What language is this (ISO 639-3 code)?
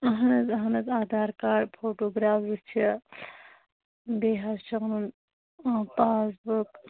kas